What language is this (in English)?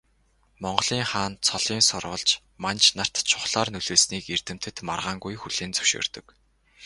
Mongolian